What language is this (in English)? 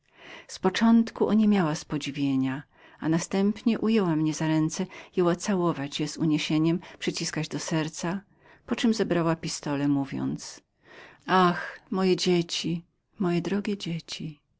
Polish